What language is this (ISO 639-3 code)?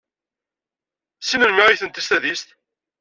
kab